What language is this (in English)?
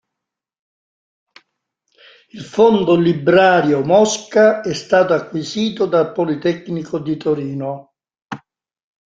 Italian